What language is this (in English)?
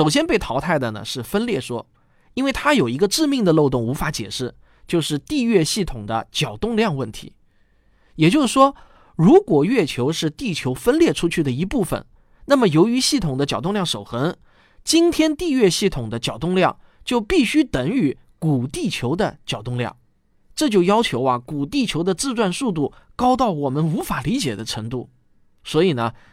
Chinese